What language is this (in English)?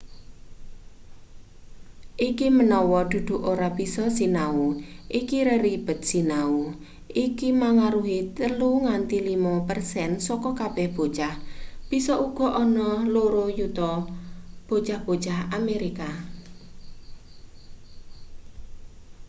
Javanese